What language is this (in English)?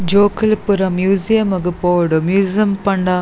Tulu